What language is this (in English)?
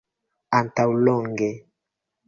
Esperanto